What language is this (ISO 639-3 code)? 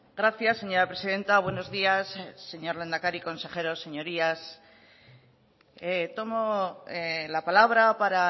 spa